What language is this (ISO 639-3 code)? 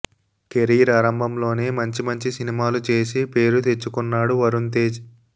tel